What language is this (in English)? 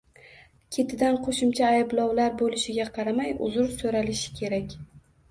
Uzbek